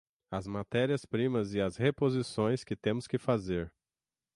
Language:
Portuguese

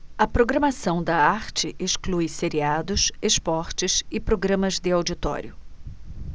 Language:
Portuguese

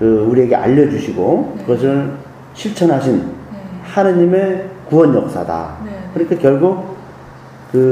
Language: Korean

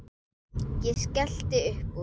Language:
Icelandic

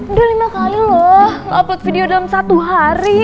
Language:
Indonesian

